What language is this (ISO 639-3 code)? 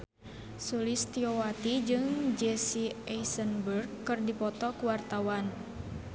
sun